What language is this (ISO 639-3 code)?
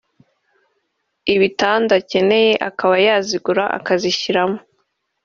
kin